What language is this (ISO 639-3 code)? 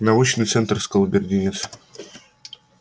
rus